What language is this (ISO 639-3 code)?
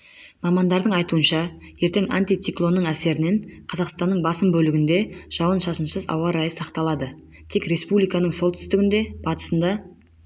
kaz